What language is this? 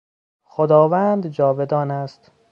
Persian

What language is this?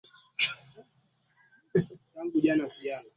Swahili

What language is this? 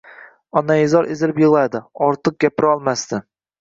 Uzbek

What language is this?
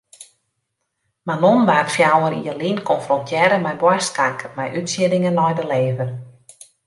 Western Frisian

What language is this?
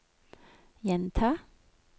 Norwegian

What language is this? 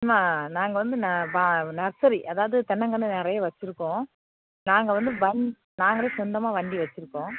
Tamil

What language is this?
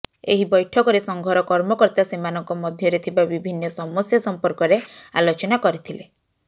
Odia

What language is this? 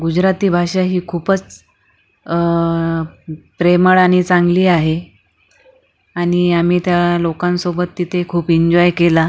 Marathi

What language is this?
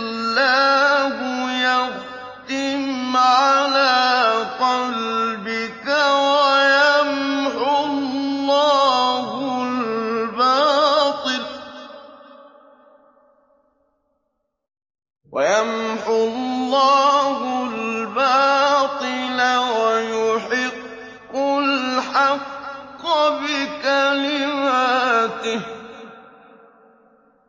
Arabic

